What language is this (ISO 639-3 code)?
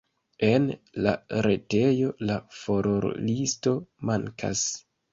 epo